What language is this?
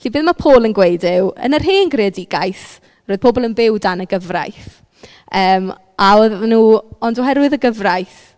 Welsh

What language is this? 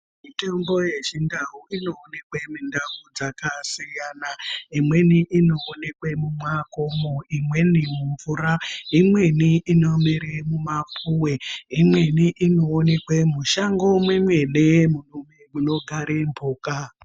Ndau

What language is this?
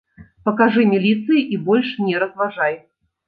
Belarusian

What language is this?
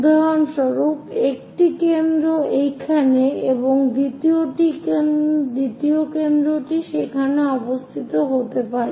Bangla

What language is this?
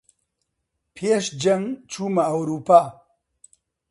Central Kurdish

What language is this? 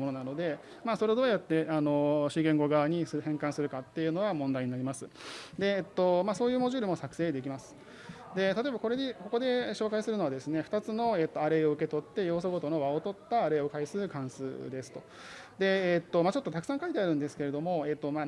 Japanese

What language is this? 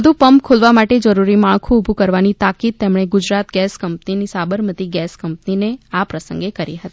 Gujarati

